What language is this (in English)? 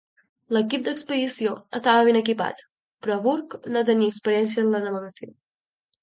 Catalan